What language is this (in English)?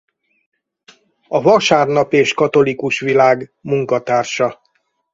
Hungarian